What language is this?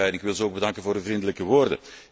Dutch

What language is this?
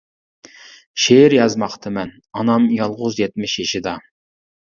Uyghur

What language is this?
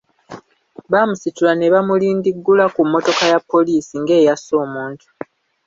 Ganda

